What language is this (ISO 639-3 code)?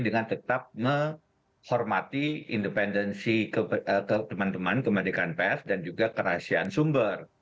ind